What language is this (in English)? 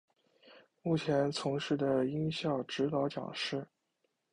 Chinese